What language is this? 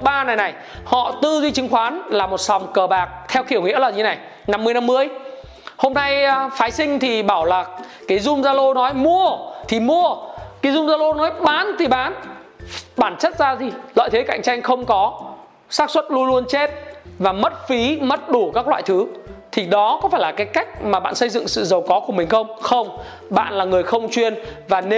Vietnamese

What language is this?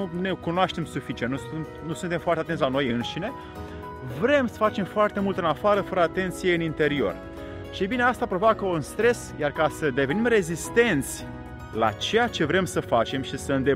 Romanian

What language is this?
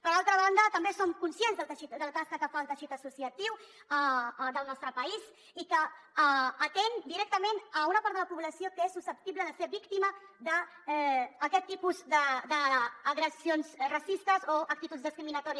Catalan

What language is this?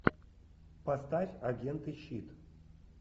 Russian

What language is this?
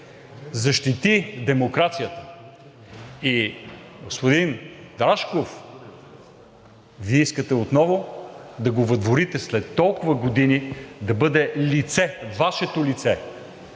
Bulgarian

